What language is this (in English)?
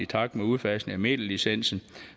Danish